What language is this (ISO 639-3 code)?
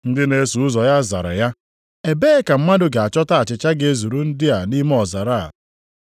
ibo